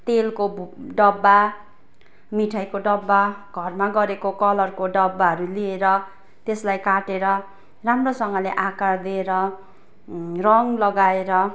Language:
Nepali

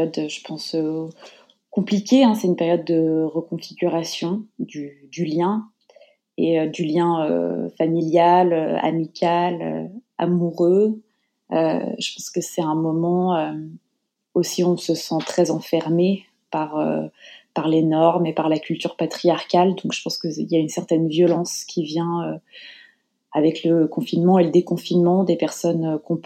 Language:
French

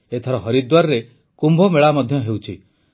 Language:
Odia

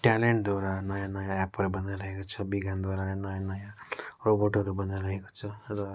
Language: Nepali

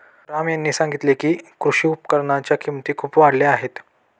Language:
Marathi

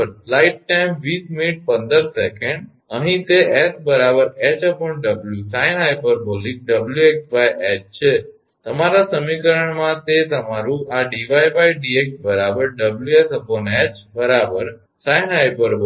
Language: Gujarati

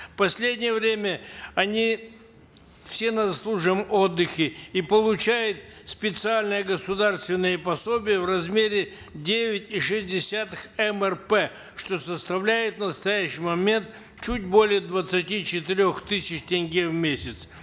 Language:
Kazakh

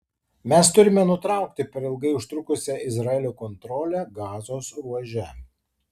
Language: Lithuanian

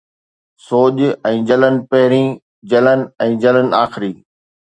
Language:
Sindhi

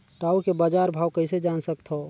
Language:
Chhattisgarhi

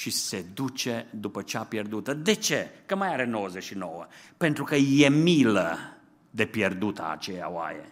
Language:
Romanian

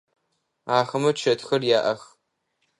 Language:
Adyghe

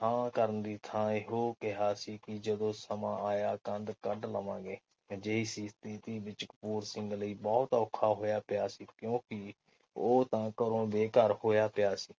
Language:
Punjabi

